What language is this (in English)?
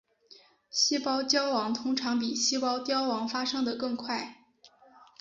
Chinese